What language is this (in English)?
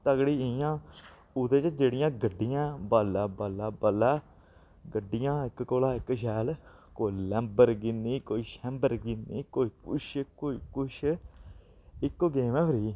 Dogri